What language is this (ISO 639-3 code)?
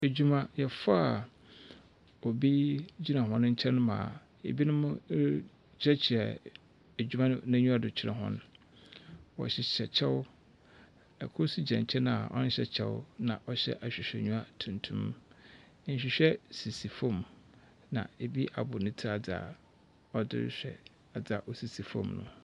aka